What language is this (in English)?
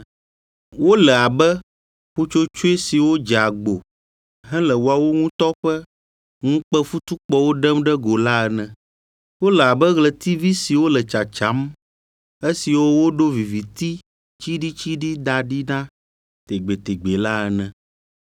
Ewe